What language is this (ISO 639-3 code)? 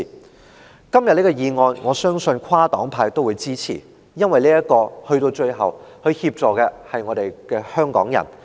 yue